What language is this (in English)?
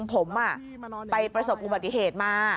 Thai